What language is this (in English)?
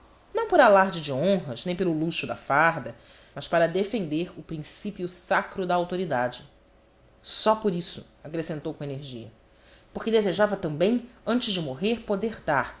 Portuguese